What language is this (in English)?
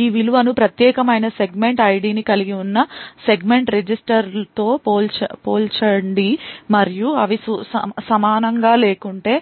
Telugu